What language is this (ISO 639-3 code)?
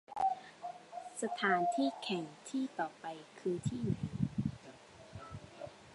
tha